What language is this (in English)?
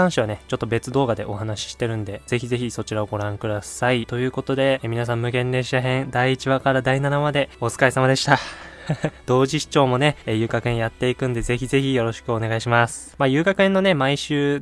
Japanese